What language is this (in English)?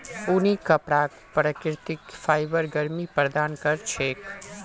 Magahi